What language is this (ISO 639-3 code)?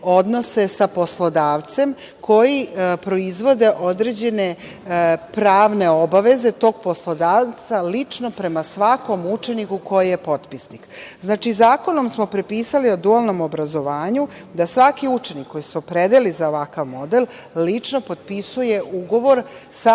srp